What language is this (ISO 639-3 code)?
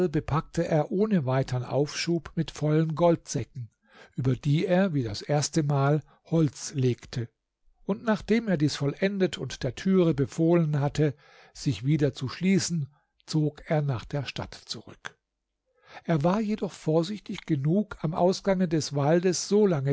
deu